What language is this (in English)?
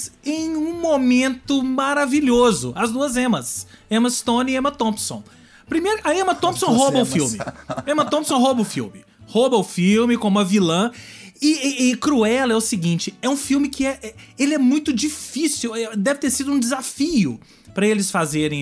Portuguese